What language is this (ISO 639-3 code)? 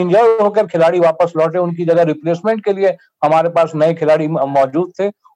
hin